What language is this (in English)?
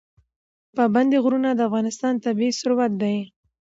Pashto